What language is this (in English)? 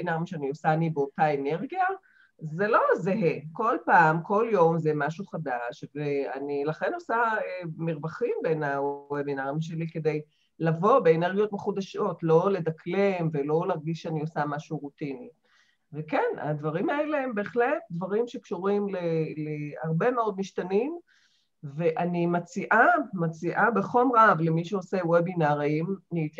Hebrew